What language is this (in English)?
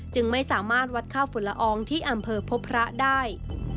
Thai